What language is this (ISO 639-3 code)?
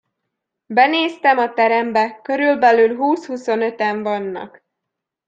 hun